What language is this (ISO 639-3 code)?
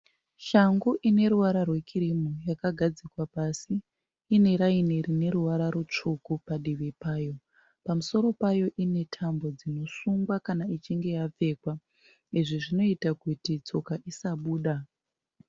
sna